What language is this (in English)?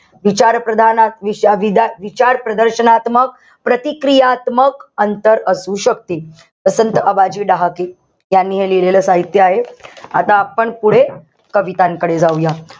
Marathi